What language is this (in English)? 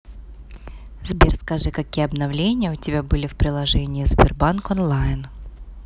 Russian